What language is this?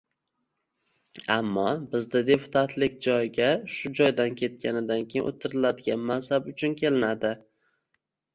Uzbek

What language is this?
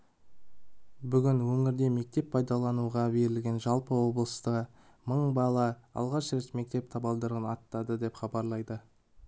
Kazakh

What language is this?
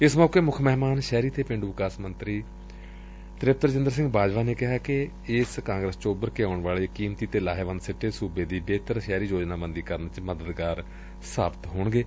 Punjabi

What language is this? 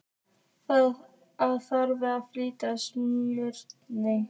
Icelandic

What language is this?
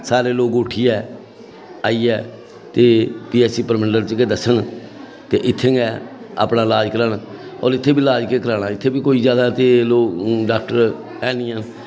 Dogri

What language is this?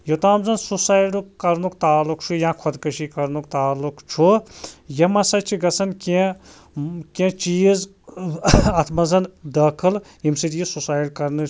Kashmiri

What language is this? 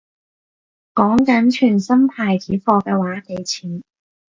Cantonese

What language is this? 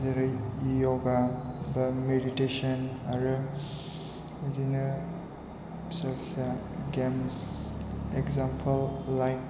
Bodo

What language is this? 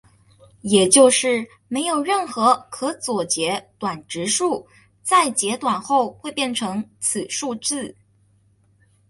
Chinese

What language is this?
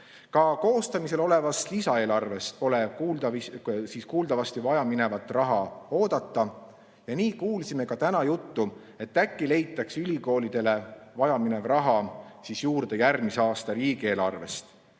Estonian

